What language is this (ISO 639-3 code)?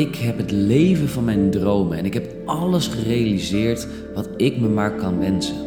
nld